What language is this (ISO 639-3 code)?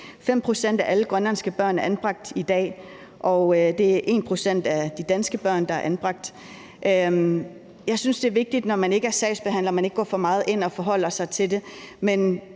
dan